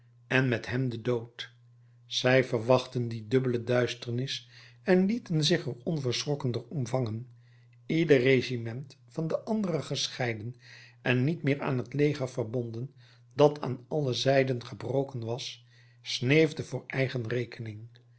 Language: Dutch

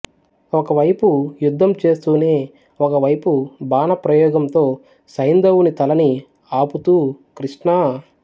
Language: Telugu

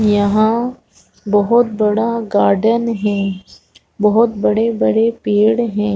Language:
Hindi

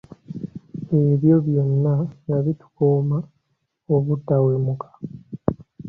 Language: Ganda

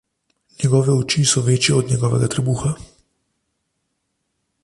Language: Slovenian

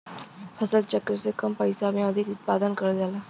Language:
Bhojpuri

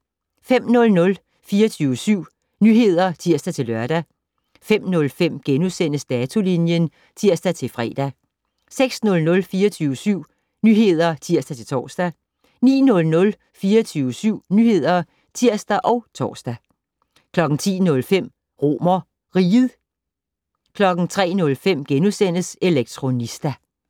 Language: Danish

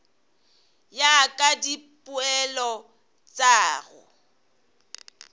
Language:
Northern Sotho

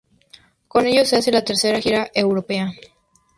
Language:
Spanish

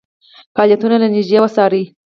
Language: Pashto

